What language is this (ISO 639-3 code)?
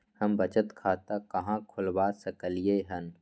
mai